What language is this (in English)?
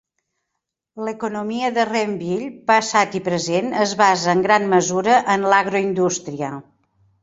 Catalan